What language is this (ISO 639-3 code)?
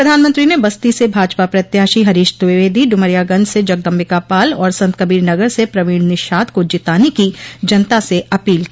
hin